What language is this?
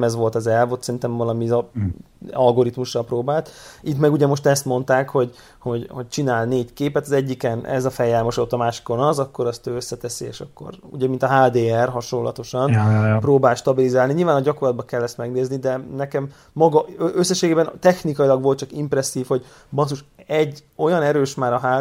Hungarian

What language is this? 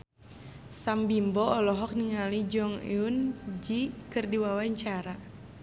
Sundanese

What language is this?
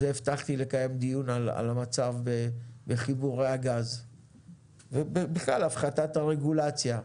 Hebrew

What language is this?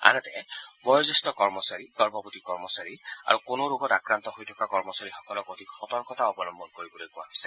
Assamese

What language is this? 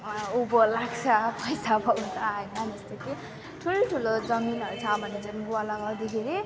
Nepali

